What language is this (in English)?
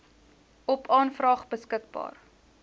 Afrikaans